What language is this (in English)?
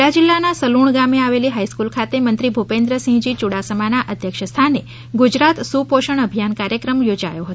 Gujarati